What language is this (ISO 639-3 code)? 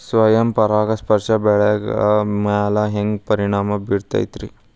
kan